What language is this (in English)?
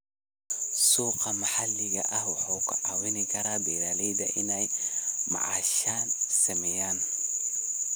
Somali